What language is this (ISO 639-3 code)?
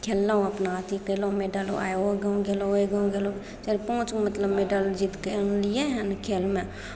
mai